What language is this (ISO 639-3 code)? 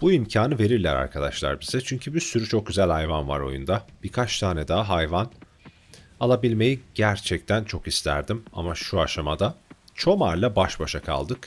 tur